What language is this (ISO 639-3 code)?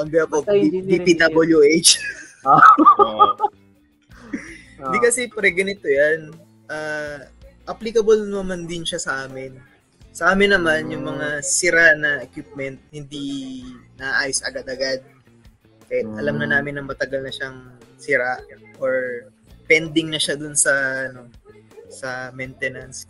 fil